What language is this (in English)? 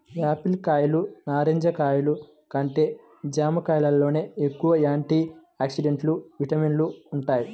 Telugu